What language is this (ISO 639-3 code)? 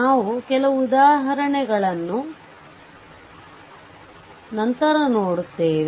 kan